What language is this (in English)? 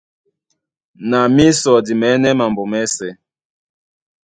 Duala